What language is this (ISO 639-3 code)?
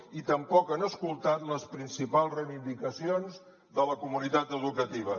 cat